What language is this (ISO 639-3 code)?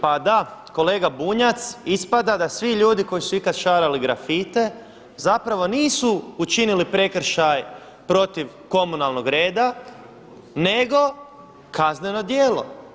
hrv